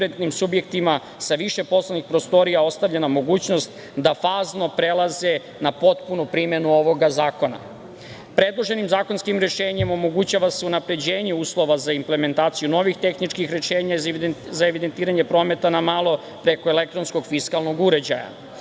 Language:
Serbian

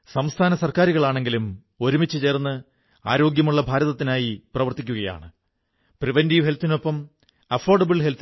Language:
Malayalam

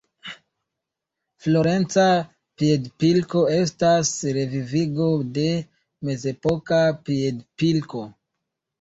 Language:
Esperanto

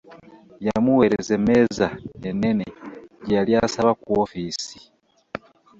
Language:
Ganda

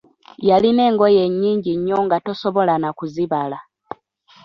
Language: Ganda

